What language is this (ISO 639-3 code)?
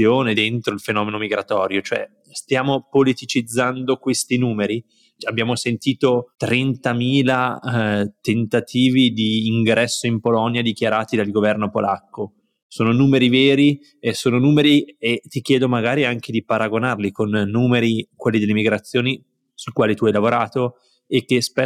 ita